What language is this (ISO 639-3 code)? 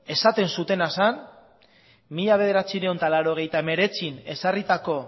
eus